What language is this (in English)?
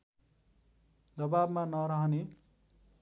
Nepali